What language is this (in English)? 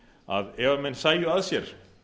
Icelandic